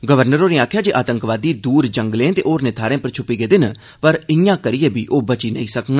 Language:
Dogri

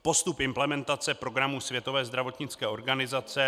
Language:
Czech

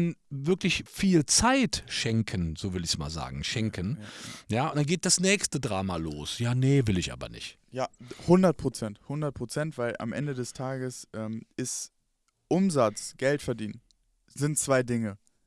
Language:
German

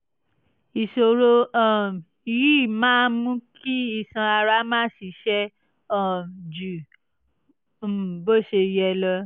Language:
Yoruba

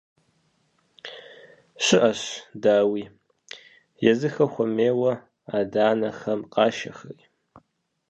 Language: Kabardian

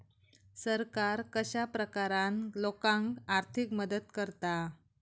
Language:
Marathi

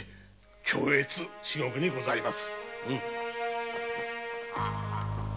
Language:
Japanese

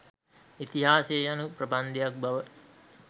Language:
Sinhala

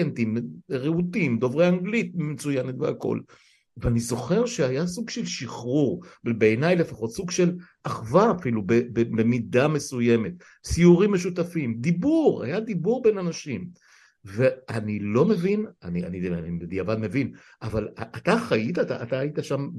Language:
Hebrew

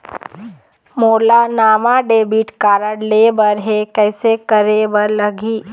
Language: Chhattisgarhi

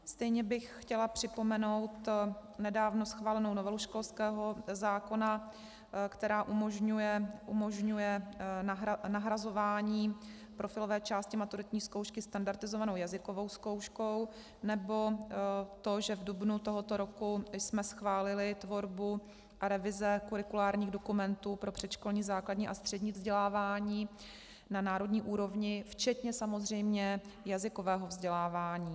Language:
Czech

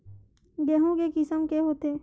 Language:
Chhattisgarhi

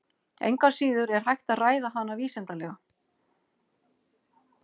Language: Icelandic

